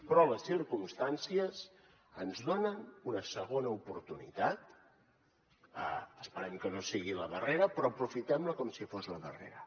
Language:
Catalan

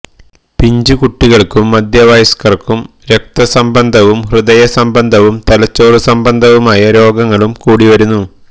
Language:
Malayalam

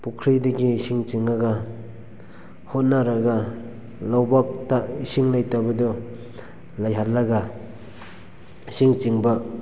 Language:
Manipuri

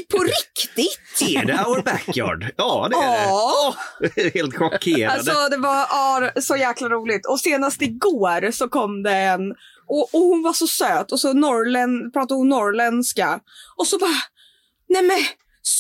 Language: Swedish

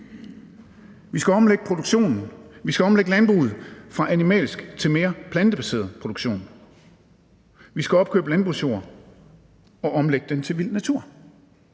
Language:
Danish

